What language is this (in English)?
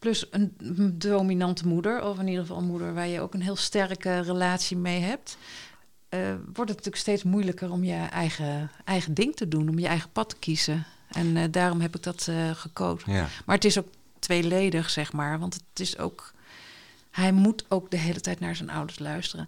Dutch